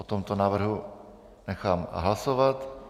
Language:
Czech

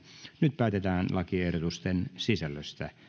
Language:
Finnish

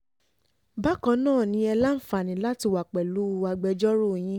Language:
Yoruba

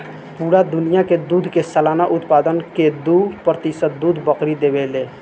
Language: Bhojpuri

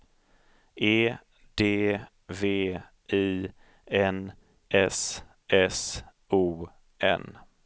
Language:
Swedish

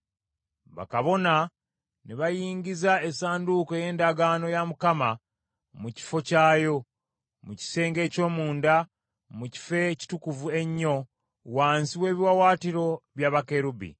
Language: Ganda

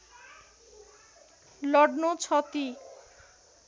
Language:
Nepali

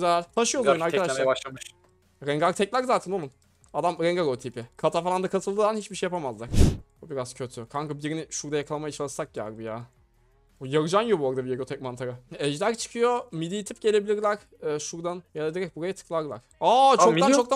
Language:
Turkish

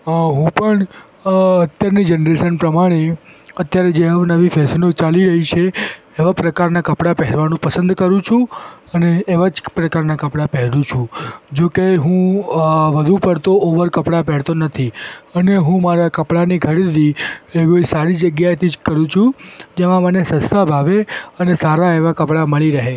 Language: Gujarati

